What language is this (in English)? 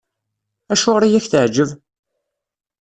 Kabyle